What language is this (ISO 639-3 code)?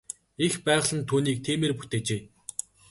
mon